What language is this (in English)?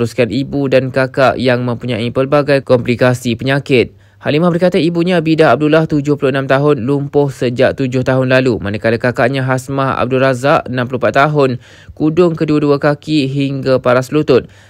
Malay